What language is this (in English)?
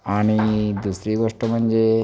Marathi